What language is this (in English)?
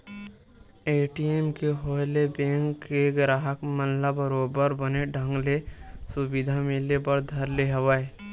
Chhattisgarhi